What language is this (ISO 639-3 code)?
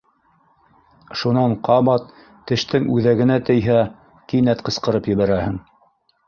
bak